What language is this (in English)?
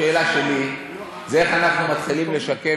Hebrew